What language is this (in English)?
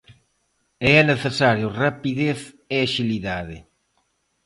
Galician